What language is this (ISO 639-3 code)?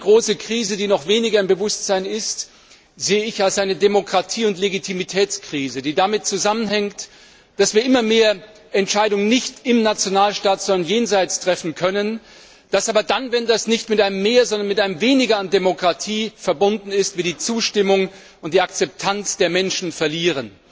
deu